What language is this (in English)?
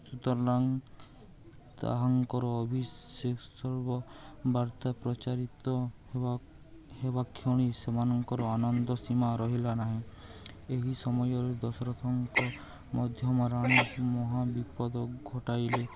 Odia